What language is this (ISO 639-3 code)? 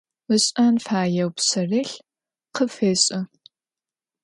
ady